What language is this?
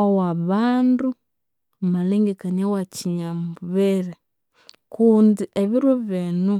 Konzo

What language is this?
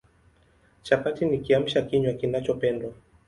Swahili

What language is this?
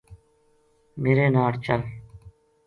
Gujari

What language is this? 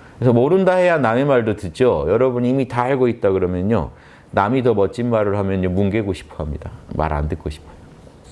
Korean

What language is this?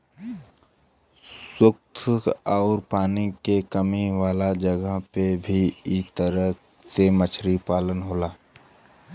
Bhojpuri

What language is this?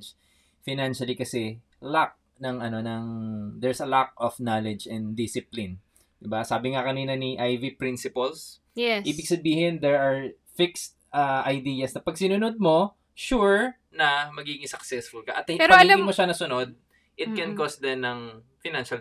Filipino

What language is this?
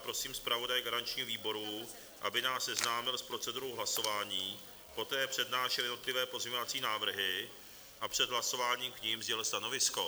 Czech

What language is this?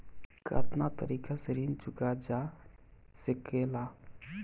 Bhojpuri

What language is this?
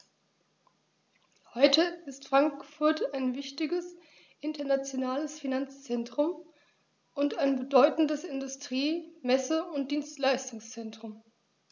German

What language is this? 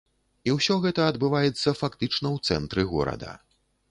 Belarusian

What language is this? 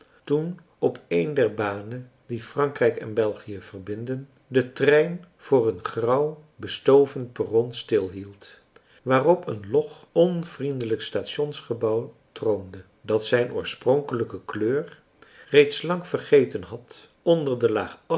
Dutch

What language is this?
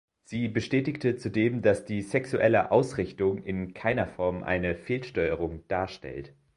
German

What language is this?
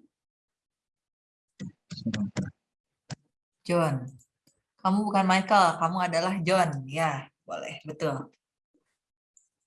Indonesian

